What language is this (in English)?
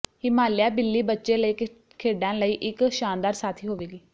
Punjabi